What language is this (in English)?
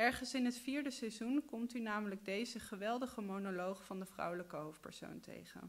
Dutch